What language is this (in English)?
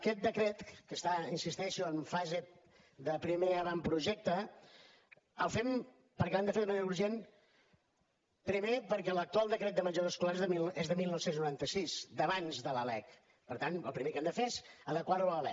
Catalan